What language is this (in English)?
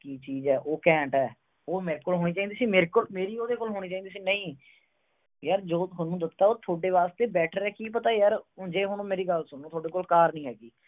Punjabi